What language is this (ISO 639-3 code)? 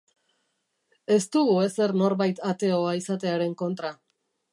eus